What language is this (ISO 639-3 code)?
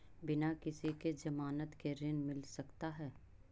mag